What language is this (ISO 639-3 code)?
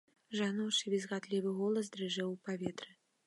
bel